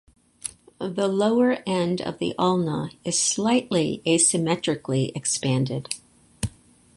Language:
English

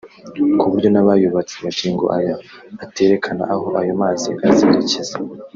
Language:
Kinyarwanda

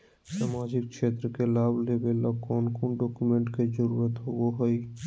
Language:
Magahi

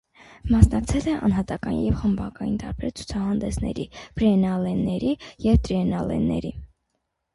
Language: Armenian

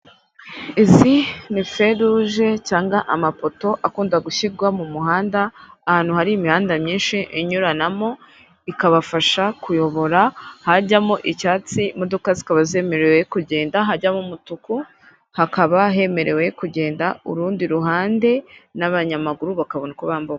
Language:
Kinyarwanda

